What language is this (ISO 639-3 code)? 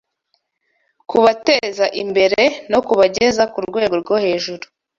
kin